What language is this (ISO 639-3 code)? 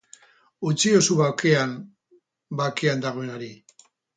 eus